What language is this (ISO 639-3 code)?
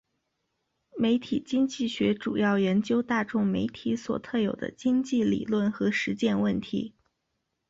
zho